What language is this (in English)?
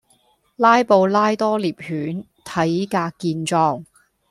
Cantonese